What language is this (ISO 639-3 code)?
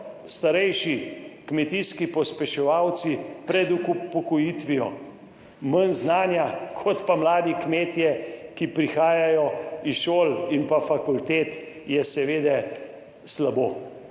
slv